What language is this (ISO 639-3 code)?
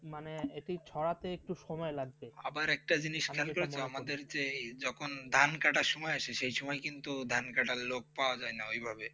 ben